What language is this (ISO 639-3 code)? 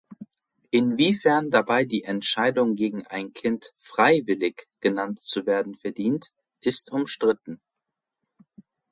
deu